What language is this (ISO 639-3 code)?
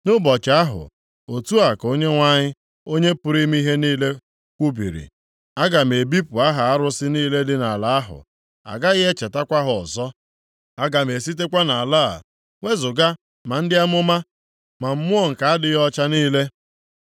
ibo